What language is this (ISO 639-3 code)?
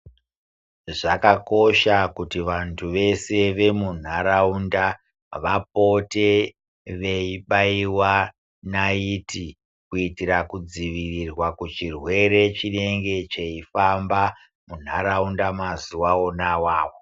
ndc